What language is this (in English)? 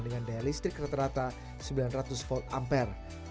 Indonesian